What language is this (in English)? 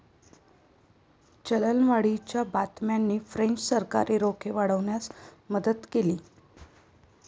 Marathi